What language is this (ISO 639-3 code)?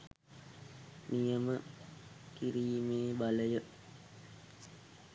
sin